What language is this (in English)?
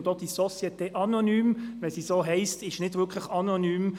Swiss German